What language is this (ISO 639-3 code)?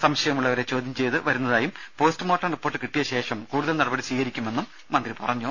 mal